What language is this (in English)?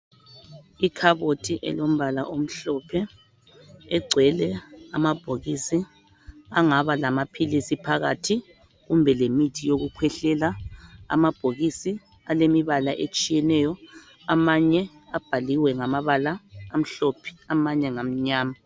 North Ndebele